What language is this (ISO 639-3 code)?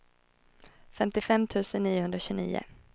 swe